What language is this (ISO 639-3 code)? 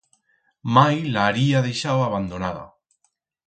arg